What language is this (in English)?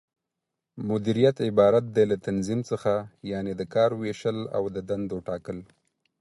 Pashto